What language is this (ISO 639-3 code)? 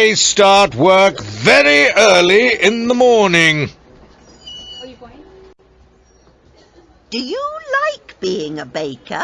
eng